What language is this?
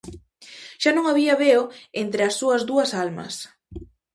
Galician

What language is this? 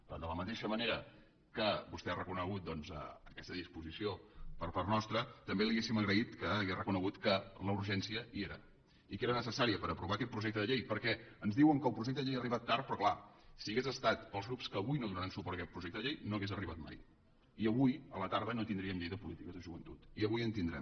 Catalan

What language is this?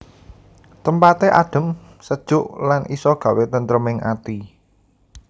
Javanese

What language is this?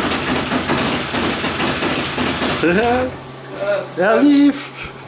German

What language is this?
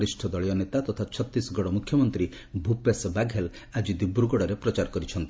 Odia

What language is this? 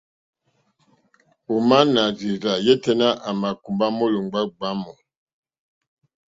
Mokpwe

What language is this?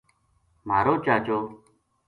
Gujari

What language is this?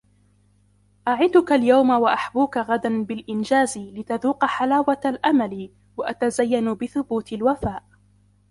Arabic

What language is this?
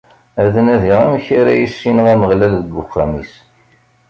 Kabyle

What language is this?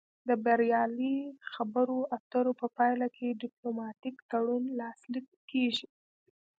Pashto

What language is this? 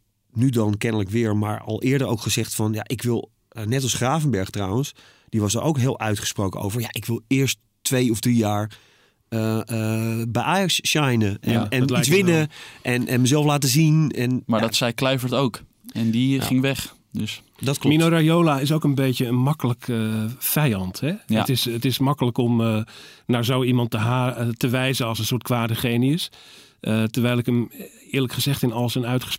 Dutch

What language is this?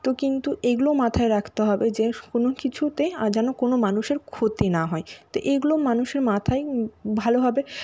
Bangla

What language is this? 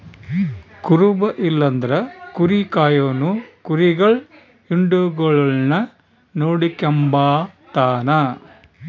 Kannada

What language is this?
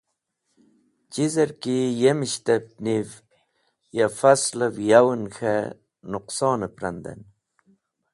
Wakhi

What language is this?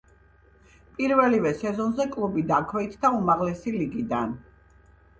Georgian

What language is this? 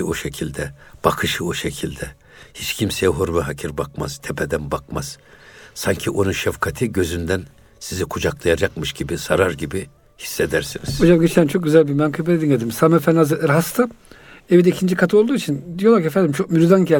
Turkish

